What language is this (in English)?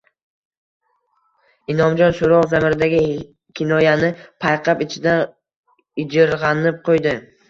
Uzbek